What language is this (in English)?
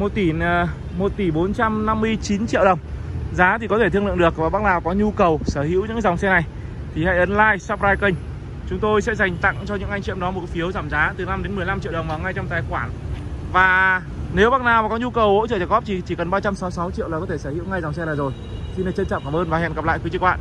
Vietnamese